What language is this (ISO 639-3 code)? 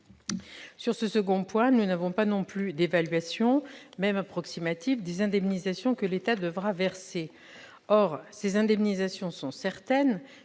fra